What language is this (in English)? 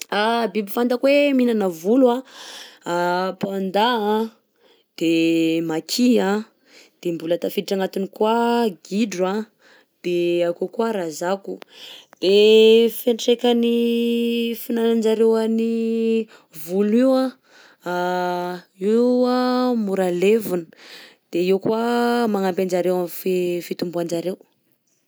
Southern Betsimisaraka Malagasy